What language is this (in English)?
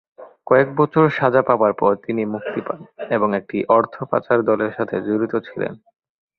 Bangla